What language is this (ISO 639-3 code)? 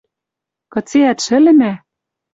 mrj